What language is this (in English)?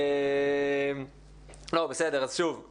Hebrew